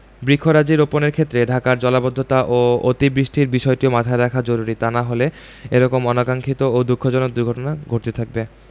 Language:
Bangla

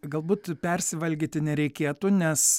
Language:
Lithuanian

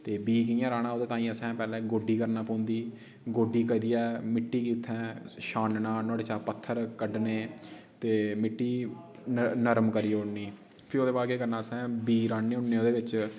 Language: Dogri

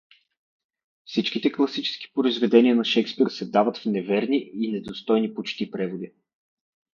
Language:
Bulgarian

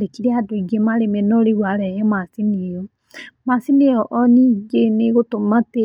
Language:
Kikuyu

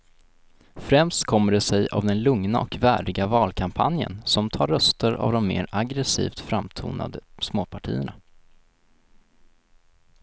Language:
Swedish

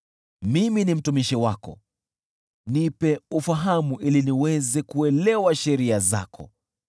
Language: Swahili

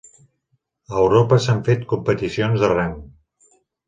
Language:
Catalan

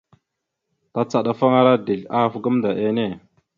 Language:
Mada (Cameroon)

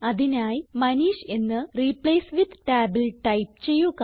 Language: Malayalam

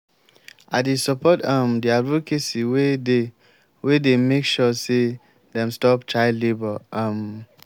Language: Nigerian Pidgin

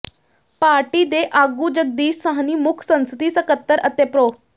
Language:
Punjabi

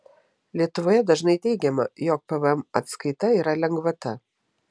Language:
Lithuanian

